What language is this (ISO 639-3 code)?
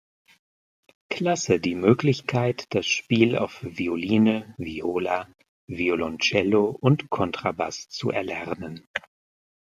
deu